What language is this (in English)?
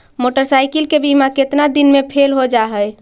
Magahi